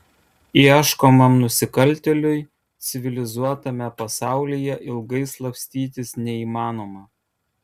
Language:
Lithuanian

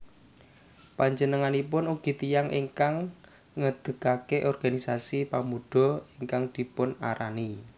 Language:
Javanese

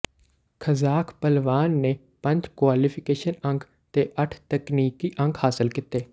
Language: Punjabi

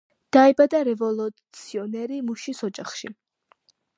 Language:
Georgian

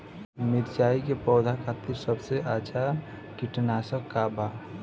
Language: Bhojpuri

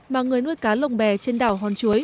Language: Vietnamese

